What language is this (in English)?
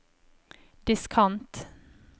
Norwegian